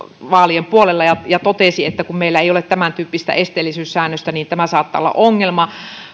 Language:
Finnish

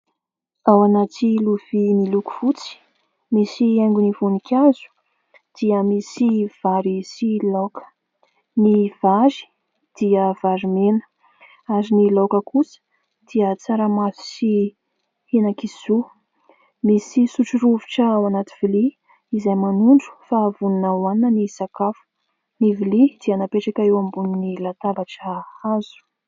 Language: Malagasy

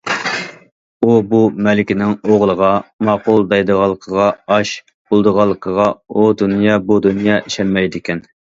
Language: Uyghur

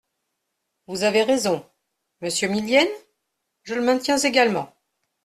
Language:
French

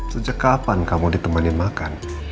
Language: Indonesian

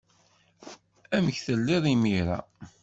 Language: Kabyle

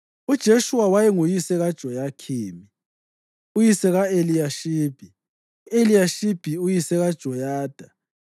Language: North Ndebele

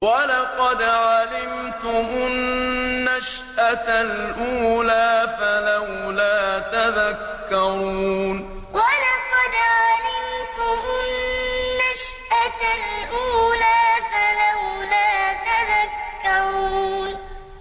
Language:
Arabic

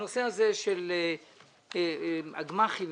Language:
Hebrew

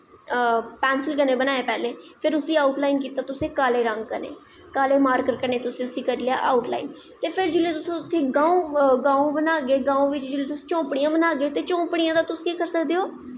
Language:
Dogri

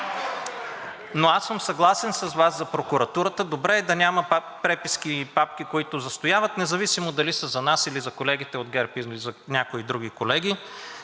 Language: Bulgarian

